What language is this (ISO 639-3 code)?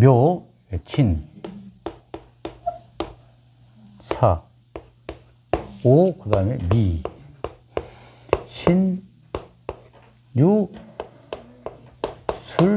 kor